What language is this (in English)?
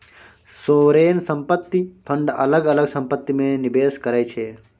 Maithili